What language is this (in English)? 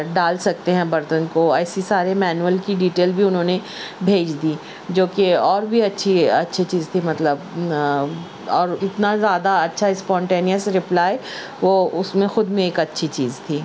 Urdu